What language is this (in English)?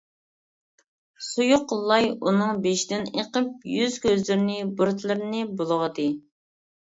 Uyghur